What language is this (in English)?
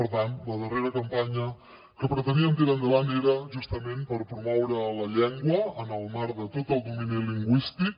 Catalan